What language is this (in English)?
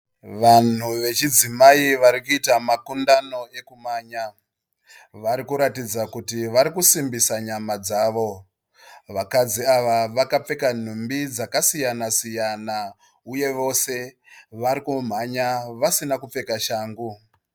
Shona